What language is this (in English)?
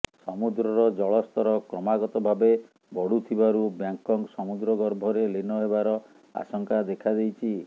Odia